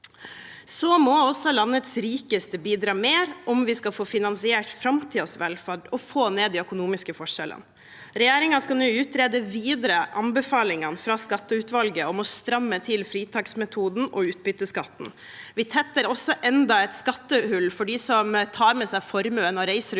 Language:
Norwegian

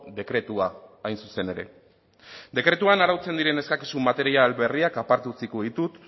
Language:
Basque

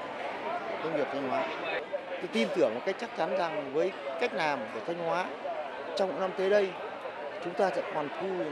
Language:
Vietnamese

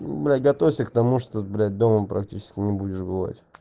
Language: Russian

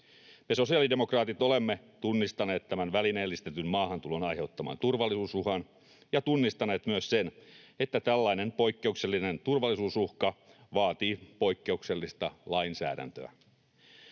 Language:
Finnish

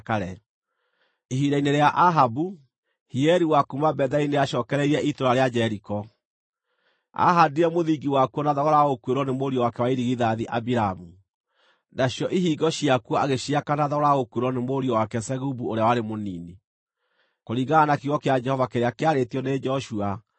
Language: Kikuyu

